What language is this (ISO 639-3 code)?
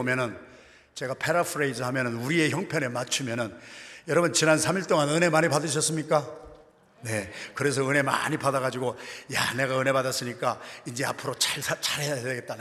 kor